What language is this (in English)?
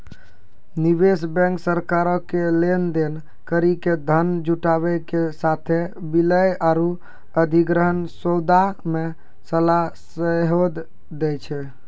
Maithili